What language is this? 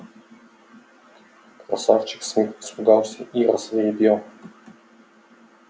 Russian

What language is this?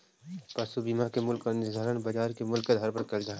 Magahi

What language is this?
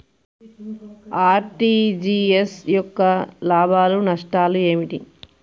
Telugu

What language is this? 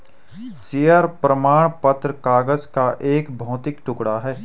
Hindi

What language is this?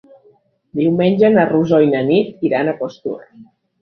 Catalan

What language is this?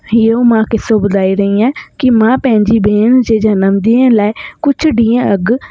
Sindhi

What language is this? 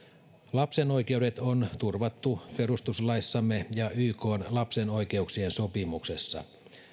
Finnish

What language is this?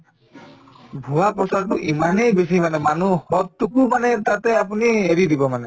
Assamese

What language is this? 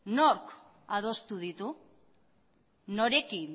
Basque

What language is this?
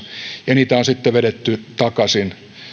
Finnish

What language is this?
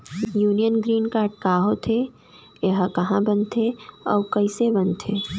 Chhattisgarhi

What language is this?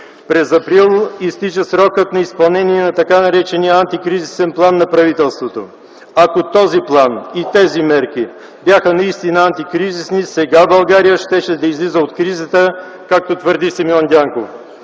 Bulgarian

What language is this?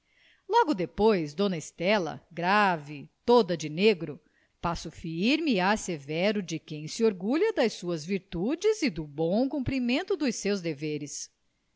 Portuguese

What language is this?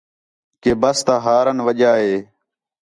Khetrani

